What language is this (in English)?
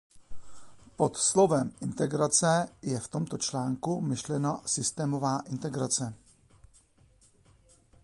Czech